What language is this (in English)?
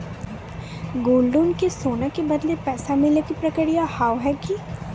Maithili